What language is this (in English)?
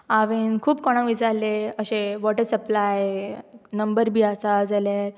Konkani